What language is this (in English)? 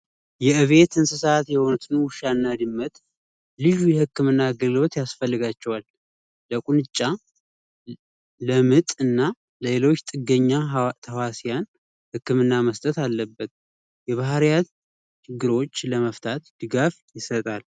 Amharic